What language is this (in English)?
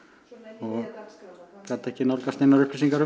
Icelandic